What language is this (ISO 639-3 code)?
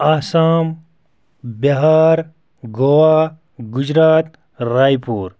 kas